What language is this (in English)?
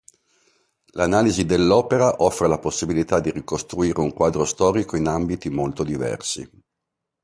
Italian